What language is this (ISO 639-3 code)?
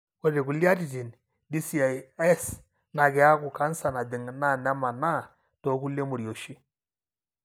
mas